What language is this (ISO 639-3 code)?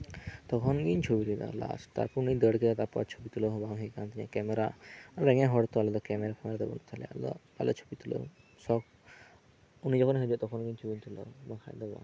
sat